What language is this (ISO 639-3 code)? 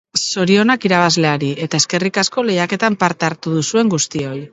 eus